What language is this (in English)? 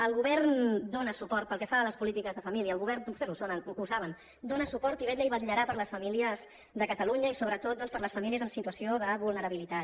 Catalan